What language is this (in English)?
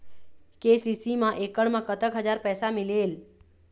Chhattisgarhi